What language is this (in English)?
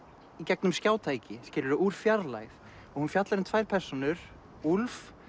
Icelandic